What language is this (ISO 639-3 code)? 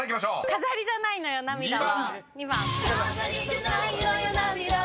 jpn